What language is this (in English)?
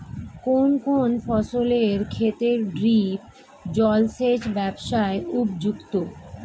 Bangla